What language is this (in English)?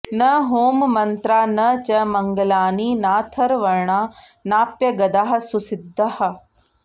Sanskrit